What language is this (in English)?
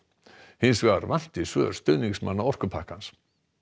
Icelandic